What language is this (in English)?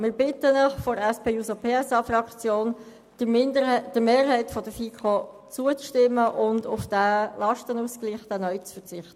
Swiss German